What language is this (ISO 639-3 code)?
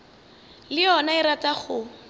nso